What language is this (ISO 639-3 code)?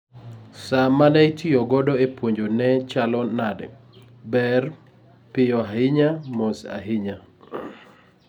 luo